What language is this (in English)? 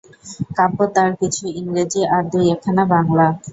Bangla